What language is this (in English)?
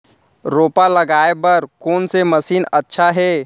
Chhattisgarhi